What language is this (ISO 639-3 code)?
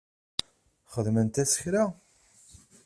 kab